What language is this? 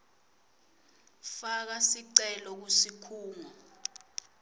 Swati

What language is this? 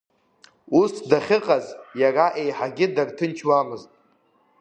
Abkhazian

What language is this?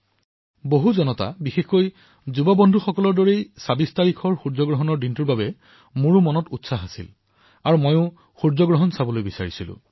Assamese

